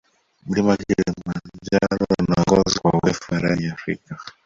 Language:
Swahili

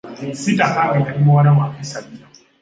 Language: Ganda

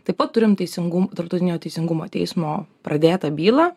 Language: Lithuanian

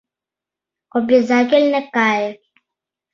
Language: Mari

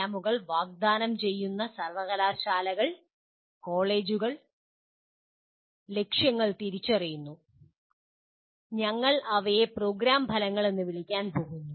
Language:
Malayalam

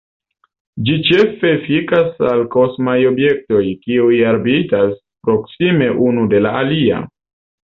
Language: Esperanto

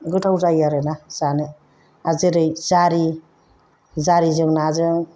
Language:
Bodo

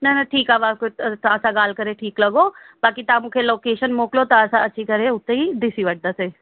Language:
Sindhi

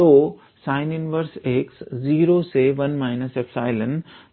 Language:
Hindi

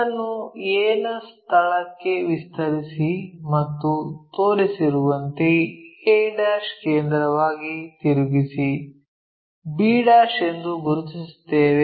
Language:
Kannada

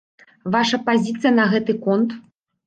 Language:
Belarusian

